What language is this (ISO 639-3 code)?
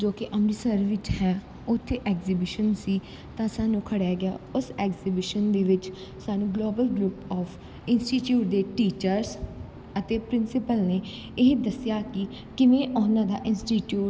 pan